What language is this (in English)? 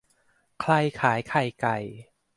Thai